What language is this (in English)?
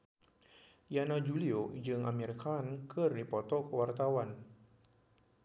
Sundanese